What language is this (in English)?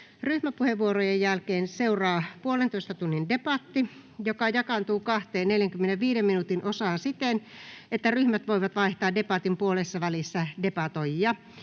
Finnish